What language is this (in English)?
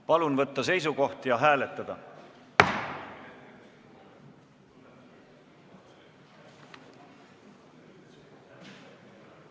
Estonian